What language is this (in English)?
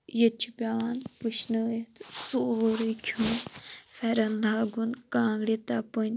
Kashmiri